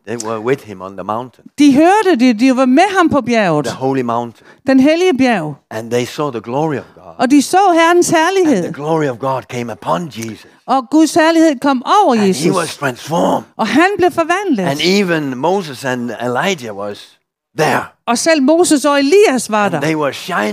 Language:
Danish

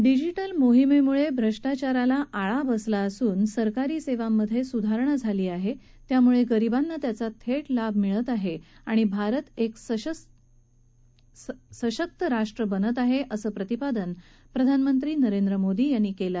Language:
Marathi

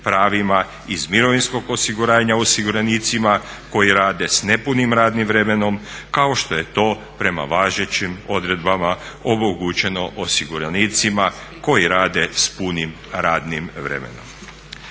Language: Croatian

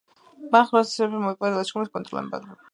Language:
Georgian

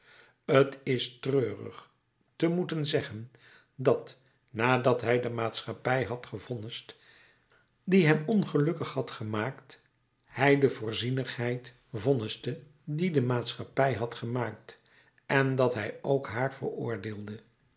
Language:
Dutch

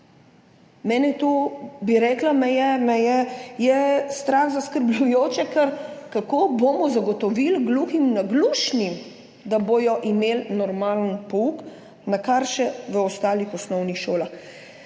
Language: Slovenian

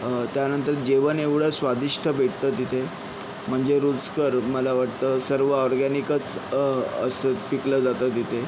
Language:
Marathi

